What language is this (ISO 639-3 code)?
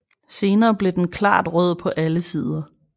dan